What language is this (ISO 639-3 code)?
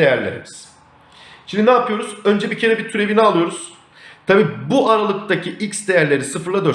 tur